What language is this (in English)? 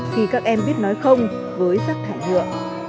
Vietnamese